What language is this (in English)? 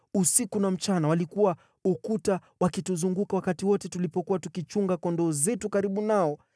Swahili